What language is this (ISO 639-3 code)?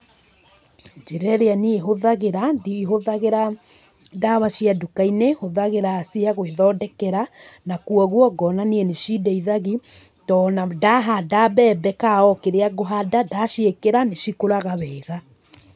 kik